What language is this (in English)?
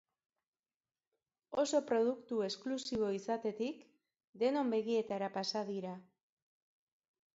Basque